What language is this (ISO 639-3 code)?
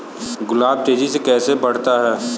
hin